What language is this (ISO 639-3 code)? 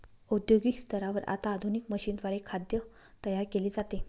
mar